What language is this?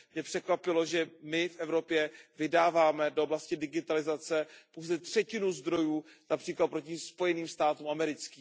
Czech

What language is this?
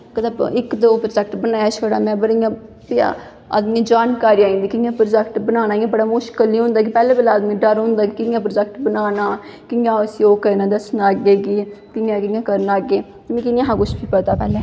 Dogri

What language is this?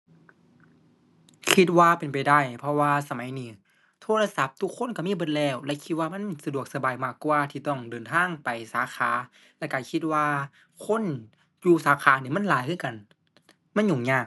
Thai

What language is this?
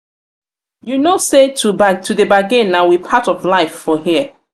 Nigerian Pidgin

